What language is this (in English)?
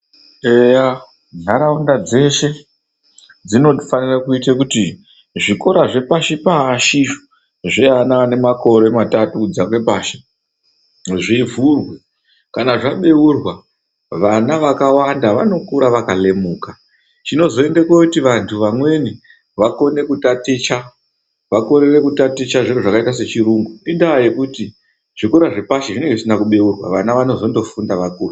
Ndau